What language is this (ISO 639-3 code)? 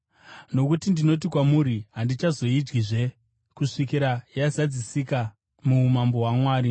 sna